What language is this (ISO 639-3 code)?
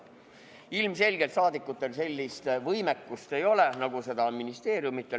est